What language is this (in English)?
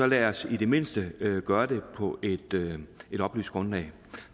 Danish